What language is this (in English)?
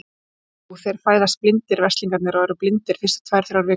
Icelandic